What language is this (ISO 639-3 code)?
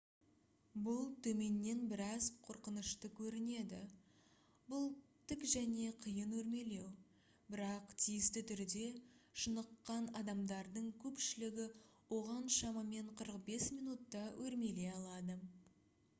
kaz